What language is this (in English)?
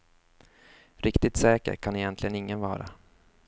Swedish